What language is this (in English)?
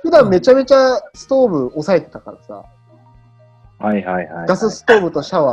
Japanese